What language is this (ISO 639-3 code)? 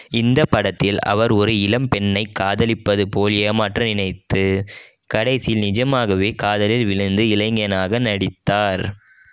tam